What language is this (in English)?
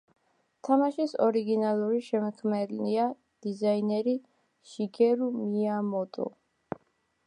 Georgian